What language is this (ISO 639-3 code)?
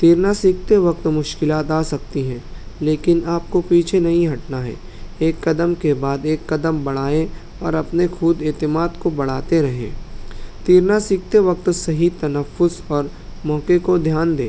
urd